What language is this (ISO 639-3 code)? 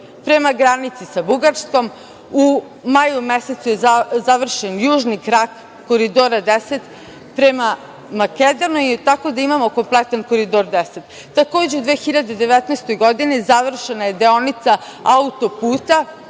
srp